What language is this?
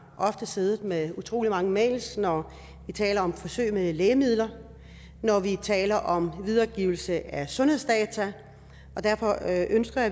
Danish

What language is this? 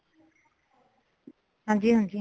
Punjabi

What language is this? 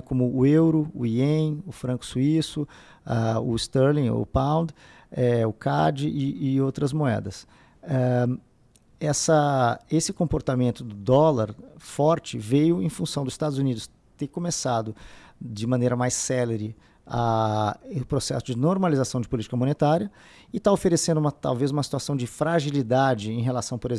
Portuguese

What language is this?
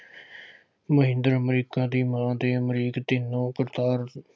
Punjabi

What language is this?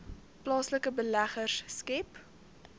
Afrikaans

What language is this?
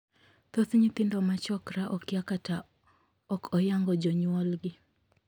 Luo (Kenya and Tanzania)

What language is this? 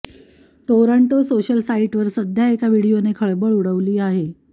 Marathi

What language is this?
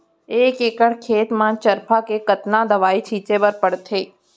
Chhattisgarhi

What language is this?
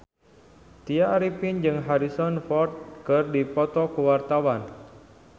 Sundanese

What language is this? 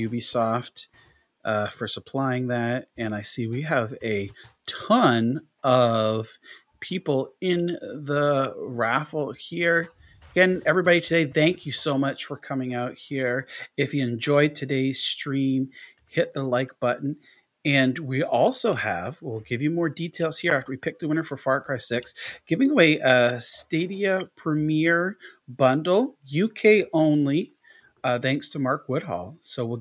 English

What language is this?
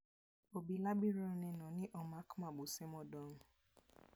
Luo (Kenya and Tanzania)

